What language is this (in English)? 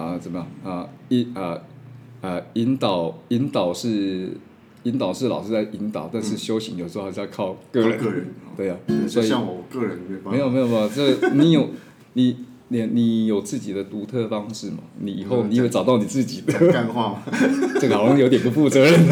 Chinese